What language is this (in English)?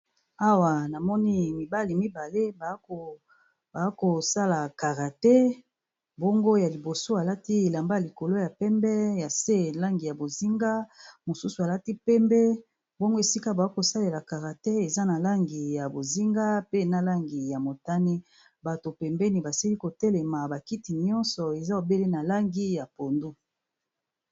Lingala